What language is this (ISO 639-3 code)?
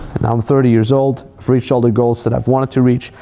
eng